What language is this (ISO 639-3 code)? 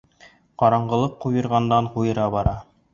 bak